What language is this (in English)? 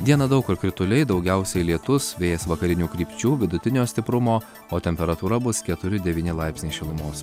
Lithuanian